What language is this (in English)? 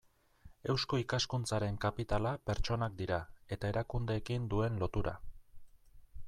Basque